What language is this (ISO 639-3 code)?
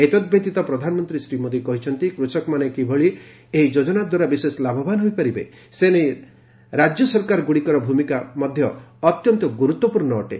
ori